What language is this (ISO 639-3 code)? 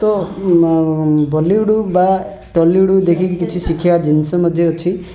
ori